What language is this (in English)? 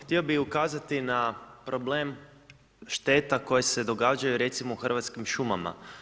Croatian